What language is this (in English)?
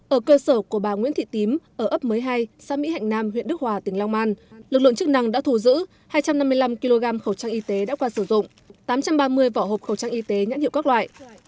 Vietnamese